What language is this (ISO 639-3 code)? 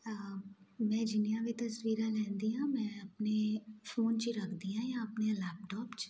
pan